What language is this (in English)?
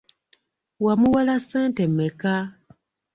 Ganda